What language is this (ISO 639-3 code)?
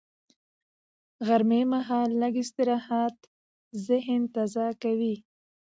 pus